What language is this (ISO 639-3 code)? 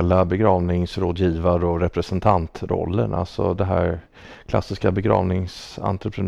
swe